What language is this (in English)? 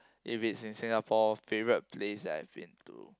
English